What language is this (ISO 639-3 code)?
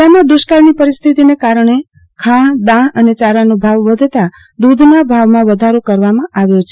guj